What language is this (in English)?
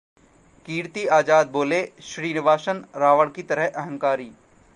Hindi